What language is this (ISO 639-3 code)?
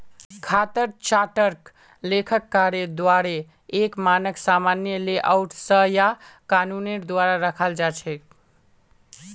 mag